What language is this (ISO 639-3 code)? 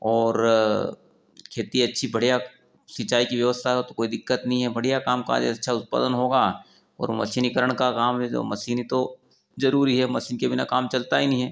hin